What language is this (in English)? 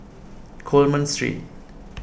English